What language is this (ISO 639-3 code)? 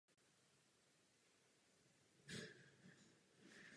ces